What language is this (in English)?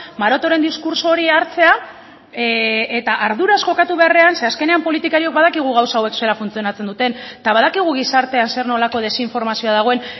Basque